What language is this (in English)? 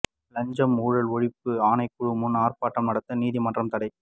Tamil